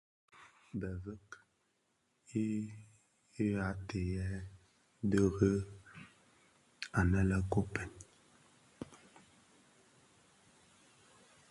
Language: Bafia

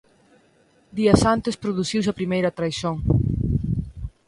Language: Galician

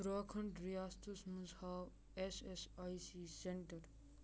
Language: Kashmiri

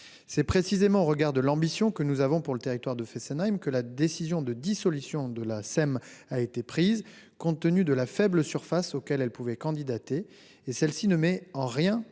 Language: French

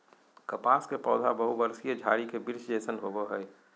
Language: Magahi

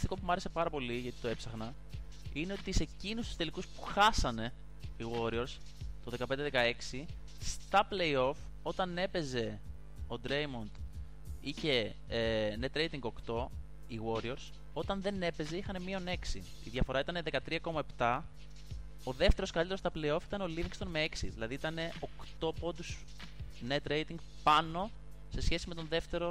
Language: Greek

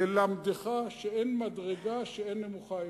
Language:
Hebrew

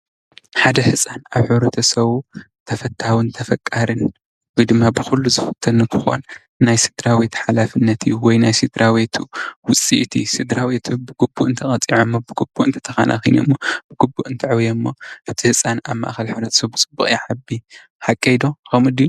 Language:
Tigrinya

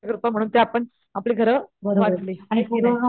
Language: Marathi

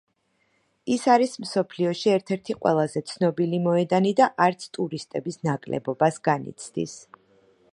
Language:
Georgian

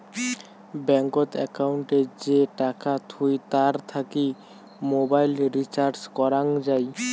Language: Bangla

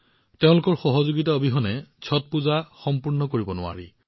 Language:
Assamese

